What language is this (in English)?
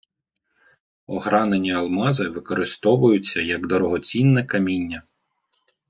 Ukrainian